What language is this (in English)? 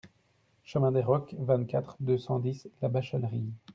French